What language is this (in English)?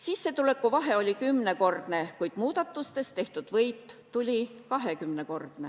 Estonian